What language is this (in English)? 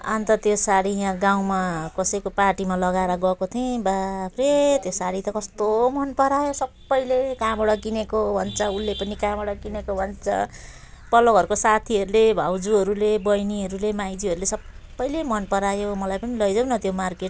Nepali